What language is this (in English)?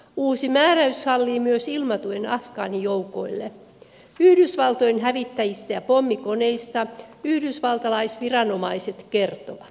Finnish